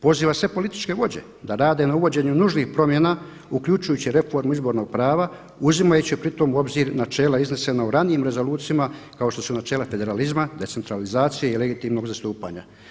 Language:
Croatian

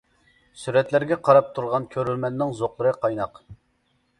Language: Uyghur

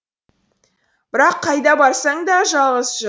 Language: Kazakh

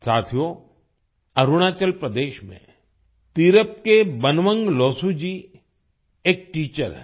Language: Hindi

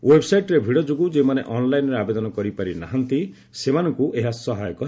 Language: Odia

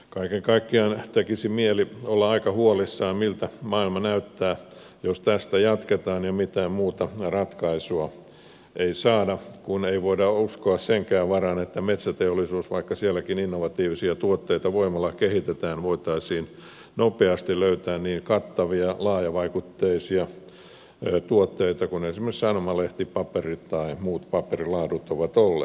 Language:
Finnish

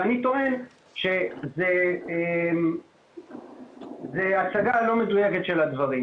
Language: Hebrew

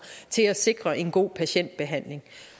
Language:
Danish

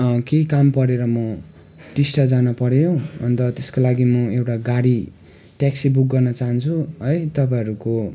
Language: Nepali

